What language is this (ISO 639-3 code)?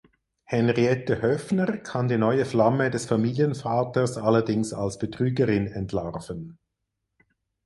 deu